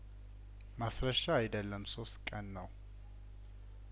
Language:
Amharic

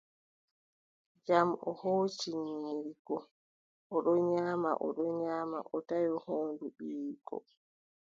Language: Adamawa Fulfulde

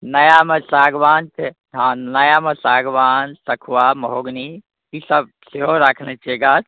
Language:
Maithili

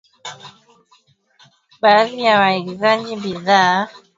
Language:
Swahili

